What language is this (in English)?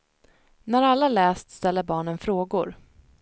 Swedish